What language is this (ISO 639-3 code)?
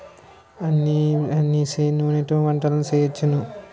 tel